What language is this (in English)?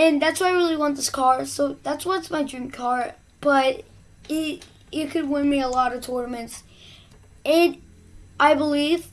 English